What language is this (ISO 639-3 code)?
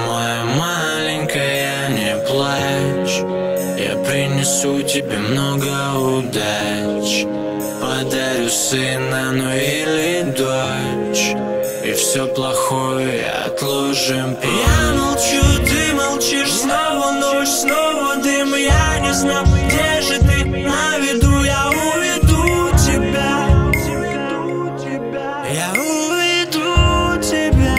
rus